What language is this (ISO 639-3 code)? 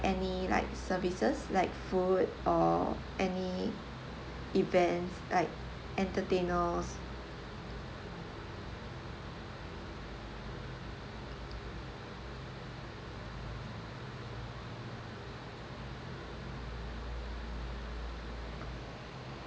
eng